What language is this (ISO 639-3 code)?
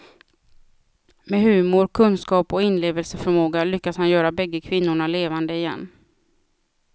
swe